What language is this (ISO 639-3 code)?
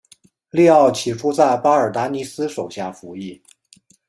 zho